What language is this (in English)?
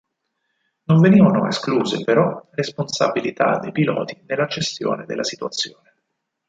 Italian